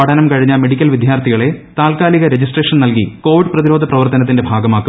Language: Malayalam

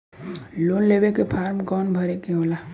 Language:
Bhojpuri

